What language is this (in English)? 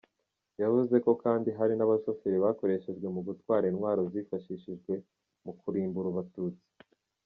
Kinyarwanda